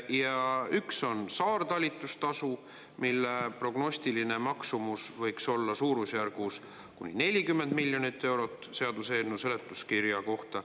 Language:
Estonian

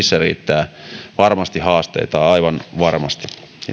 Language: Finnish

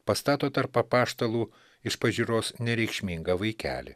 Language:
Lithuanian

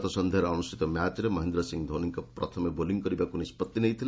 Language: Odia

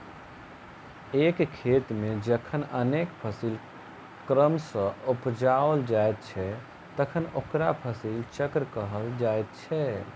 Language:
Maithili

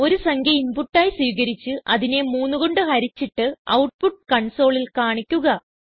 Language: Malayalam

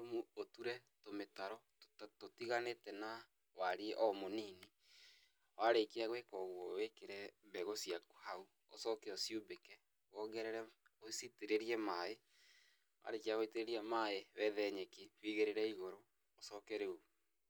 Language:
Kikuyu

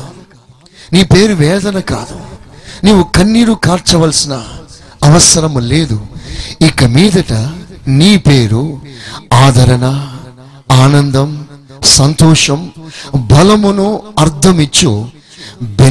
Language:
Telugu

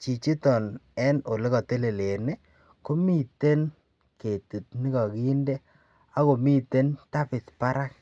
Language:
Kalenjin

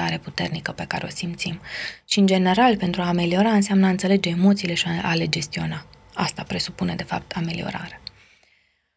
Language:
Romanian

